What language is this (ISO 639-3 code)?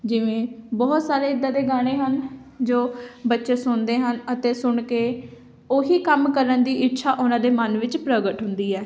pan